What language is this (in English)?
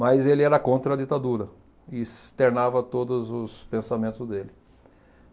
Portuguese